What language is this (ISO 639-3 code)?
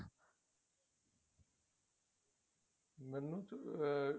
pan